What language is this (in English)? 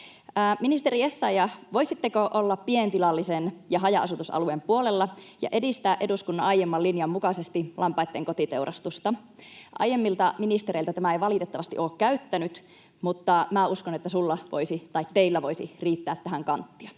Finnish